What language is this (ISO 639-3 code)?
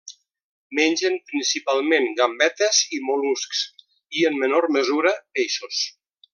cat